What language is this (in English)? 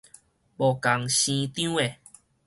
Min Nan Chinese